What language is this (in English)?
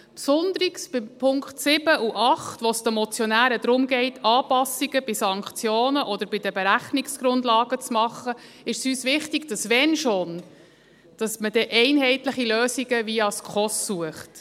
Swiss German